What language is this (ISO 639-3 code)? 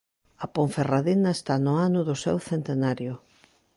glg